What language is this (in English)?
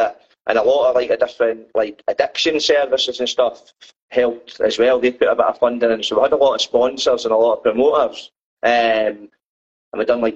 English